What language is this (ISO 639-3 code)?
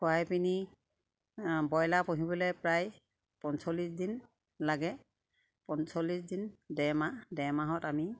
asm